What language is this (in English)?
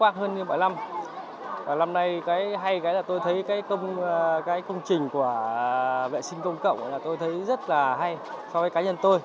Vietnamese